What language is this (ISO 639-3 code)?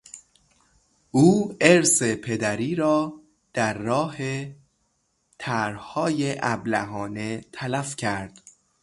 fas